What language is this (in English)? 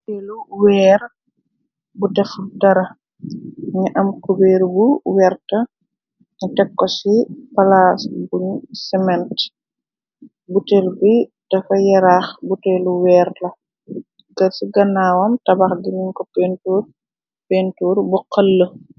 Wolof